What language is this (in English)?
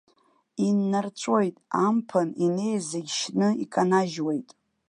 Abkhazian